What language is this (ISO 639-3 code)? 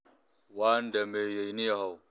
som